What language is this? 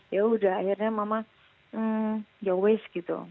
Indonesian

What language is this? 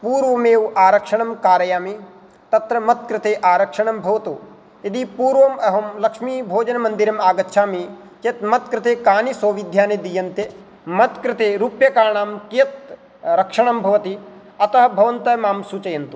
Sanskrit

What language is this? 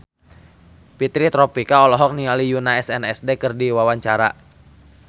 Sundanese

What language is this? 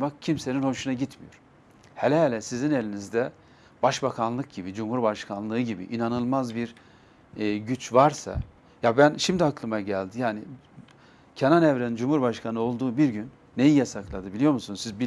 Turkish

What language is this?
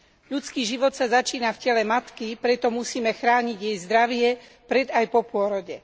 Slovak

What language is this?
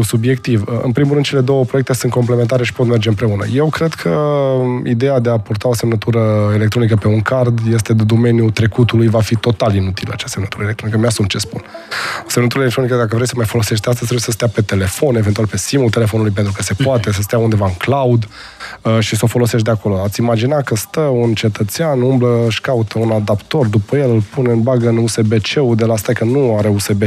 Romanian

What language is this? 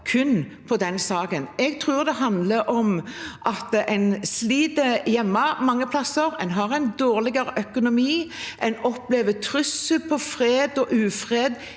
Norwegian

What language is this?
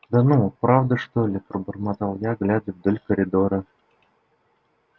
Russian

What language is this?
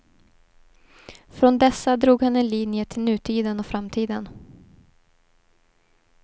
Swedish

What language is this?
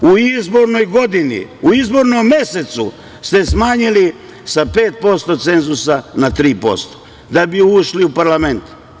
Serbian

